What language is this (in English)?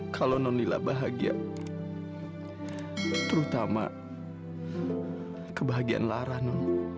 Indonesian